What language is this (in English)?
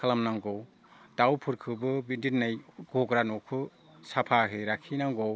Bodo